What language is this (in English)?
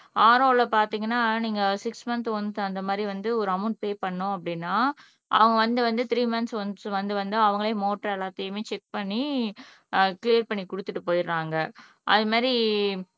Tamil